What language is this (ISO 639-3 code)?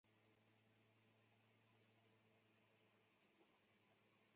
zho